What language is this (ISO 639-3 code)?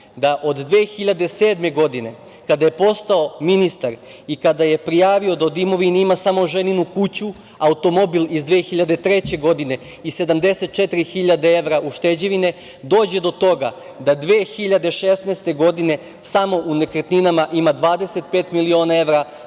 srp